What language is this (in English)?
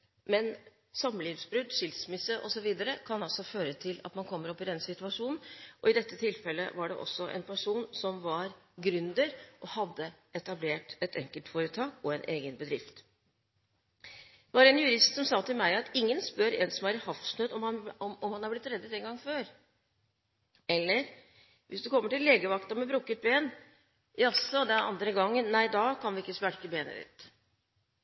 Norwegian Bokmål